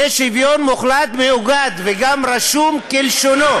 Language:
Hebrew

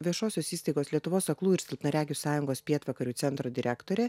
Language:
Lithuanian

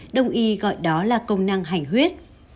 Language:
Vietnamese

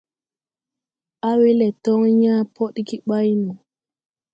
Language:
Tupuri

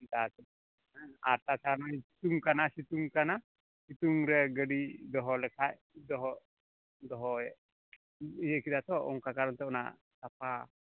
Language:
Santali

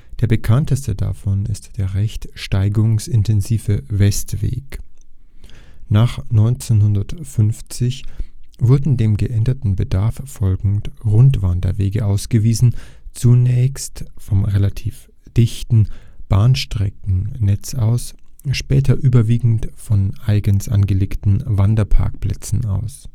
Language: German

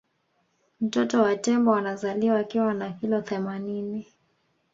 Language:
Swahili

